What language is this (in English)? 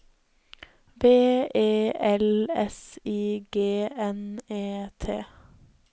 Norwegian